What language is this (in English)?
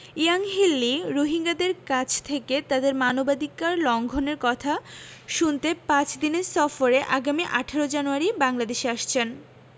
Bangla